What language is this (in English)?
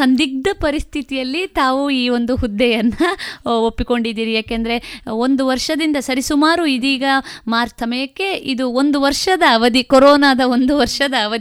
Kannada